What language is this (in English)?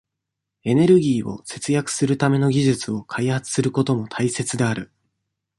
Japanese